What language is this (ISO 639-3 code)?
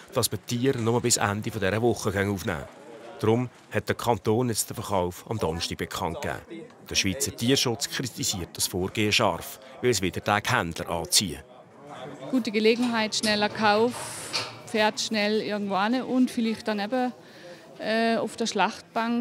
deu